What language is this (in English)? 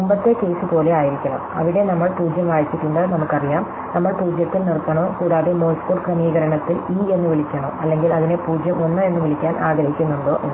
Malayalam